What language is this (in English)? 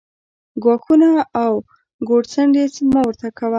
Pashto